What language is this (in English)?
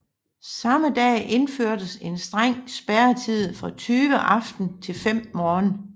Danish